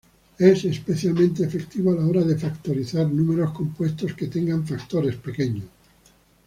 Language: Spanish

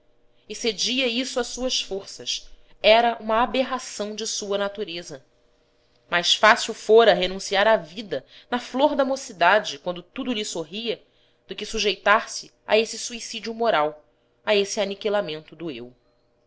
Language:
Portuguese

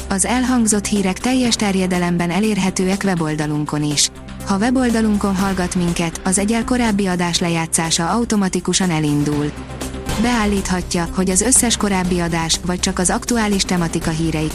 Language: Hungarian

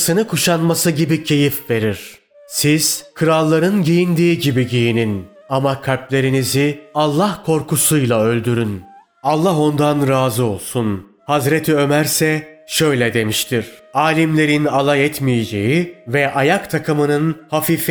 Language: Turkish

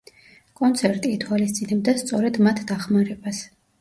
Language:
Georgian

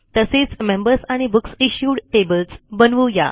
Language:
Marathi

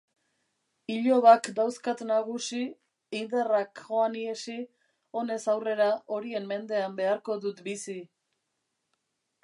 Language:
Basque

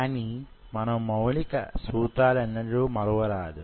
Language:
Telugu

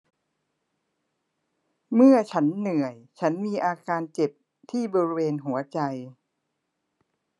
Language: Thai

